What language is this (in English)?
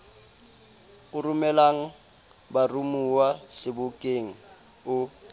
Southern Sotho